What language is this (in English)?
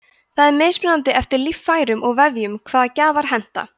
Icelandic